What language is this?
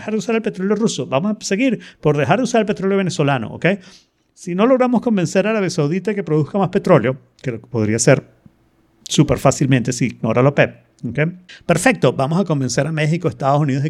Spanish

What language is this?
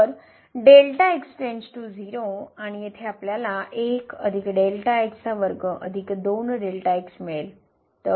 Marathi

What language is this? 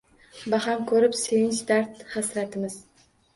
Uzbek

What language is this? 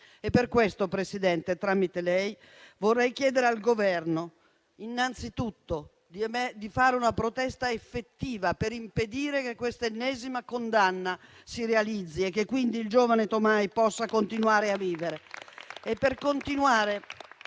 Italian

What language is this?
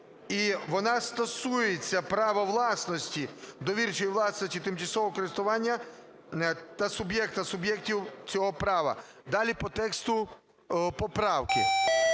Ukrainian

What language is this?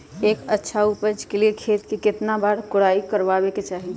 Magahi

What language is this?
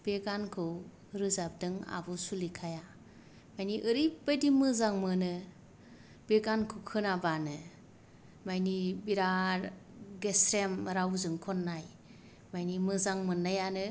Bodo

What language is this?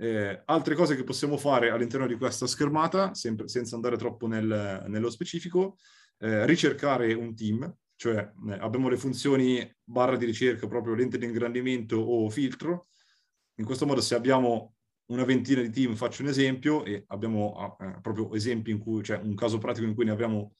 Italian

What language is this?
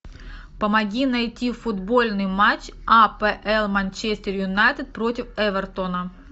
Russian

